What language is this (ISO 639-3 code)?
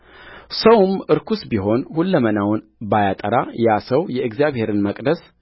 amh